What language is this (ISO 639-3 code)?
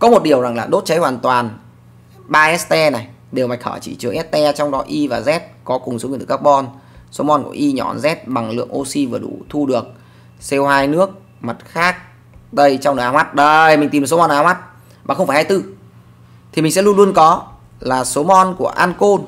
vie